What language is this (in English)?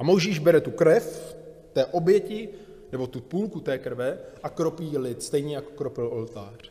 Czech